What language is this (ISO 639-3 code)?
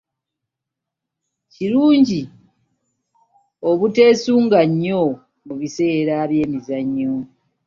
lug